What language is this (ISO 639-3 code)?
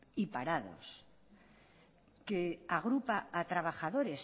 spa